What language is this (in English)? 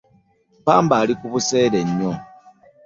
Ganda